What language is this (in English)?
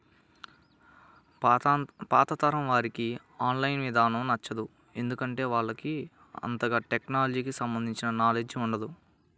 Telugu